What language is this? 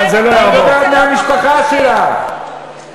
Hebrew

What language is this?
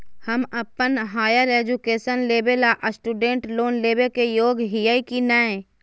Magahi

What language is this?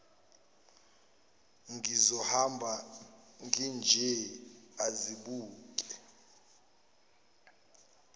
Zulu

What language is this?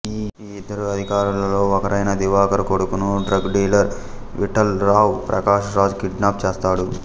Telugu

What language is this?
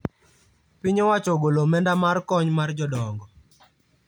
Luo (Kenya and Tanzania)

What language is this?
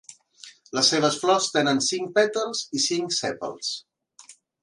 Catalan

